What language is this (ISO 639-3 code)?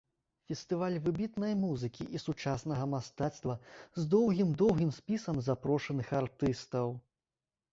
bel